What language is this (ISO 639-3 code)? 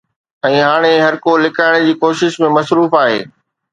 snd